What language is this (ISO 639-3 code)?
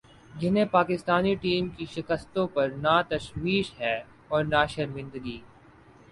urd